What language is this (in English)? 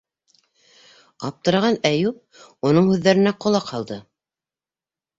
Bashkir